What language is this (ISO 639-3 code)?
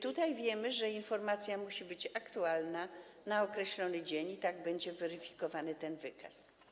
pol